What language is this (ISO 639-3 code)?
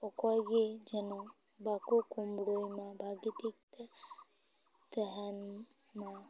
sat